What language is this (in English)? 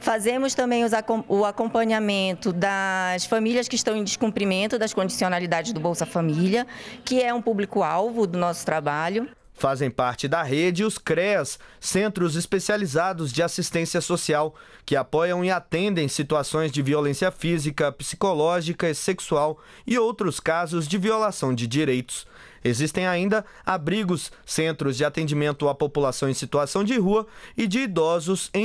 Portuguese